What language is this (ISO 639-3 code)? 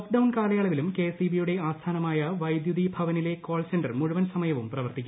mal